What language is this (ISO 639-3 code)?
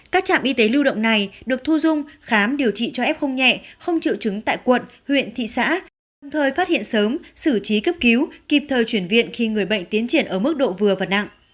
vie